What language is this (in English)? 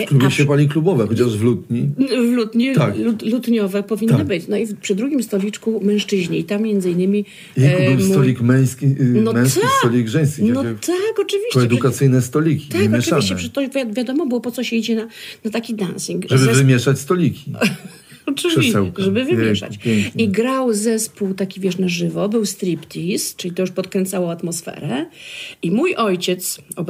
Polish